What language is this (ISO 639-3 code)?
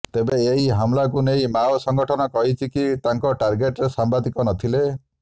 ori